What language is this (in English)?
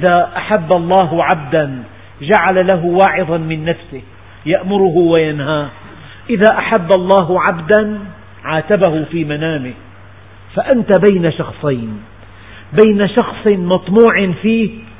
Arabic